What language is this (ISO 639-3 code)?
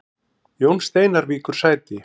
isl